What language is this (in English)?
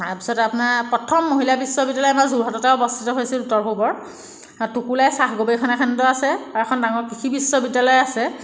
Assamese